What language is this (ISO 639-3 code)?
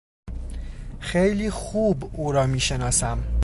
fas